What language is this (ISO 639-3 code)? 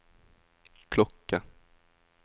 nor